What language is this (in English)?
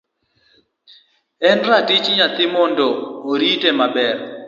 Luo (Kenya and Tanzania)